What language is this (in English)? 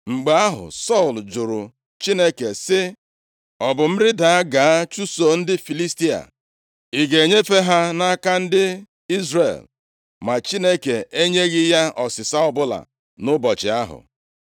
Igbo